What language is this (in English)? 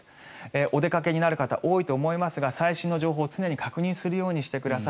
Japanese